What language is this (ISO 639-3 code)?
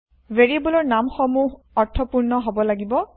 asm